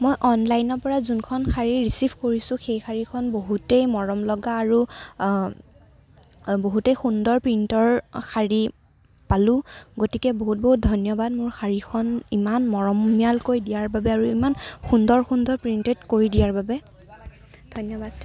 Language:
Assamese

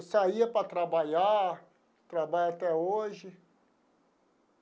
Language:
Portuguese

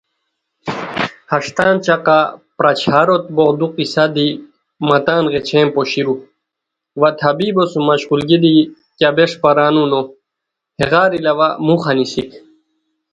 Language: Khowar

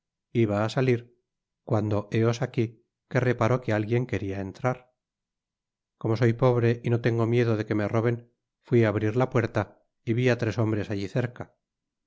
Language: Spanish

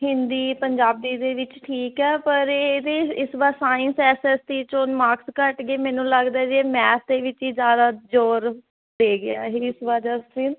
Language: Punjabi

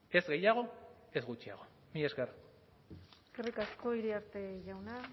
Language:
Basque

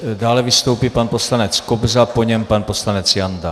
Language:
Czech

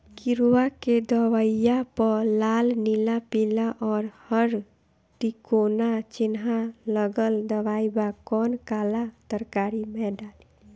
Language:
Bhojpuri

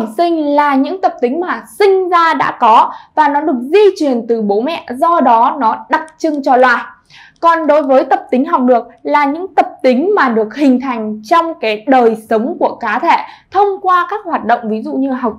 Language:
Vietnamese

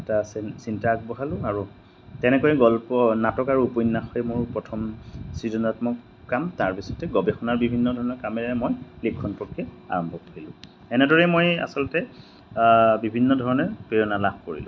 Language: Assamese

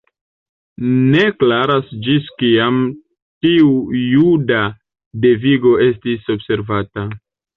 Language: Esperanto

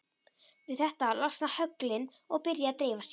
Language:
Icelandic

